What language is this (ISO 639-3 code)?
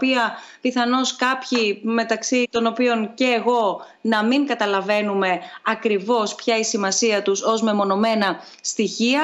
ell